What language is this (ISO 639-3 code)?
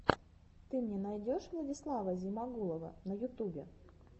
rus